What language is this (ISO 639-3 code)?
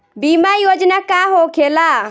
bho